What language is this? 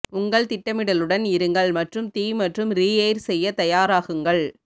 Tamil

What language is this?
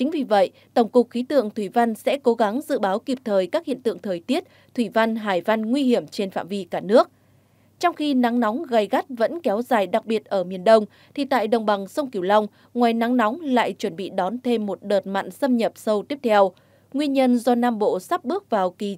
Vietnamese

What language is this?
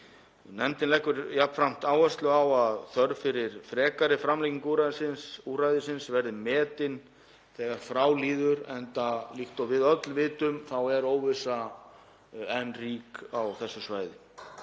Icelandic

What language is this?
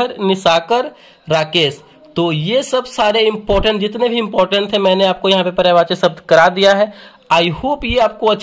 Hindi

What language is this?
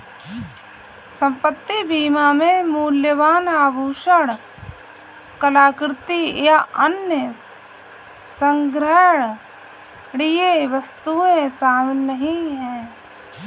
Hindi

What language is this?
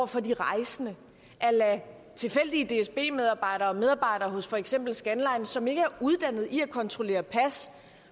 Danish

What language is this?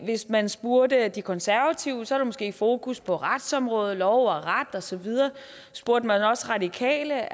Danish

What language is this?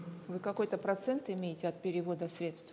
Kazakh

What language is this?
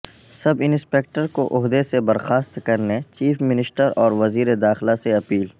Urdu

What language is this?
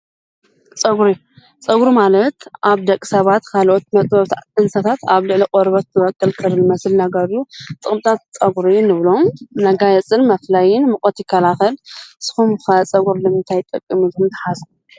Tigrinya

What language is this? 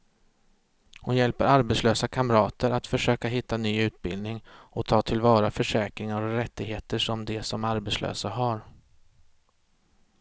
Swedish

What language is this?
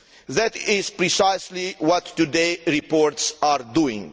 English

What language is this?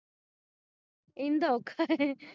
Punjabi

